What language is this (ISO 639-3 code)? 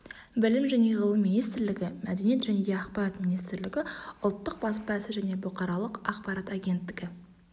kaz